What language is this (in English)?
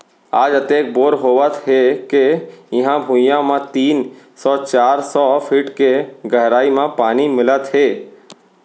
Chhattisgarhi